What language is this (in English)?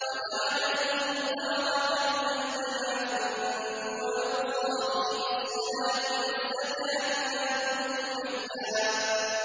Arabic